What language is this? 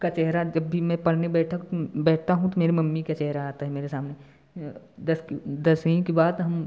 Hindi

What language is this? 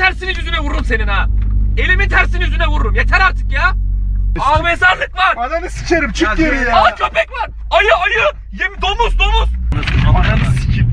Turkish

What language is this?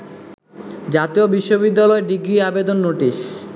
Bangla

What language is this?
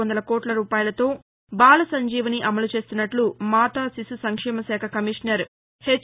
Telugu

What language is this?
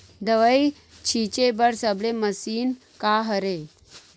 Chhattisgarhi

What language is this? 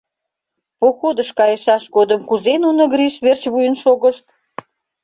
Mari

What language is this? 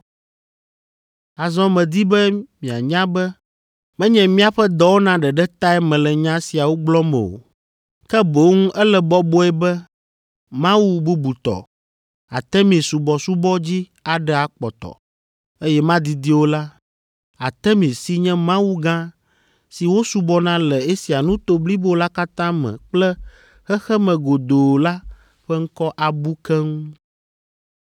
Ewe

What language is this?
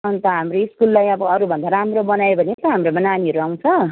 Nepali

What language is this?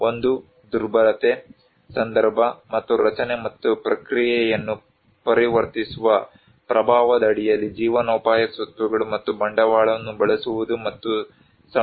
Kannada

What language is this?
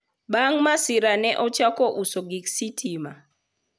Luo (Kenya and Tanzania)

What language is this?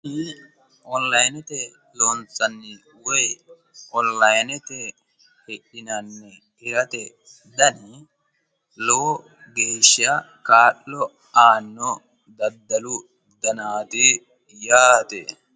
Sidamo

